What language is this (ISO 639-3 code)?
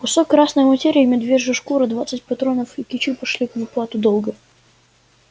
rus